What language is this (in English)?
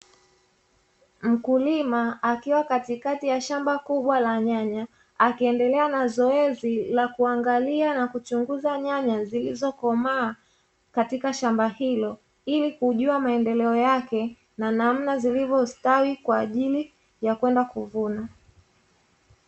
Swahili